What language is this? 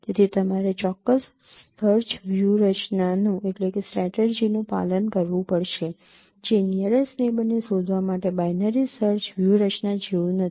Gujarati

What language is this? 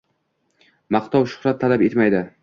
Uzbek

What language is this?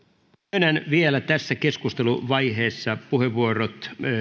Finnish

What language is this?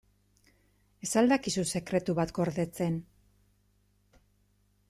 Basque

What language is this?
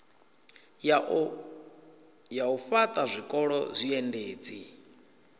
Venda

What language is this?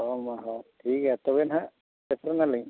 Santali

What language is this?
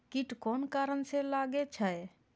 Maithili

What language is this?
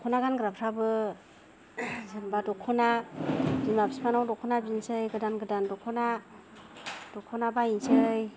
Bodo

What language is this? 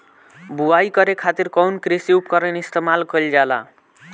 Bhojpuri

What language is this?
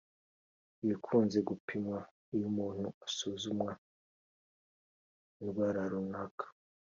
Kinyarwanda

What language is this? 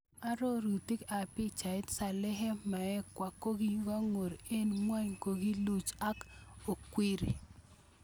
Kalenjin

